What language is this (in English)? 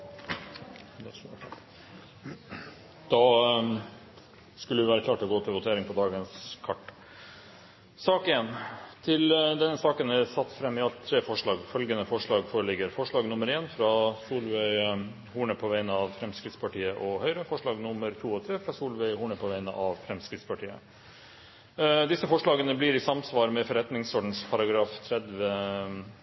Norwegian Nynorsk